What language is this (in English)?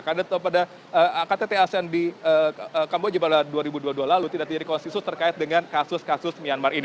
Indonesian